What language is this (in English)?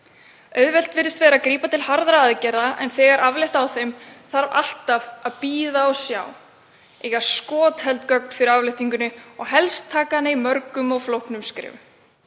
Icelandic